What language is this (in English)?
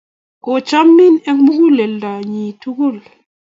Kalenjin